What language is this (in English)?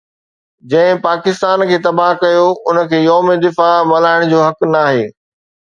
Sindhi